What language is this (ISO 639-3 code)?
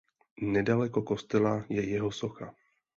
ces